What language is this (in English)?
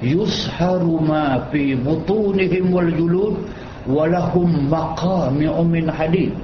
Malay